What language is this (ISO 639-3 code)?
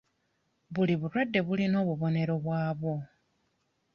lug